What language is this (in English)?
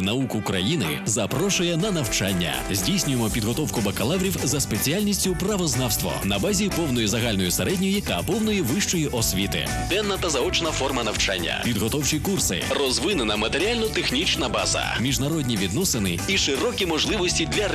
Russian